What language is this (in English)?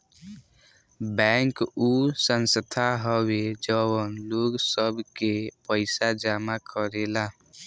Bhojpuri